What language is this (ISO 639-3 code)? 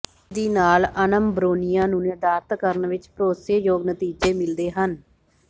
pan